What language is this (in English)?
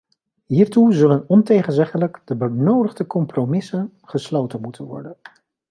Dutch